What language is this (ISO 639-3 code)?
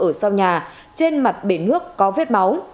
vie